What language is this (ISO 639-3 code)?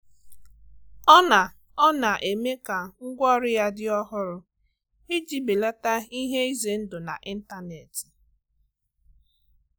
ibo